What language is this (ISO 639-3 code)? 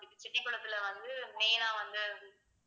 tam